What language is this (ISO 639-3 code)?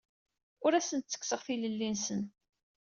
kab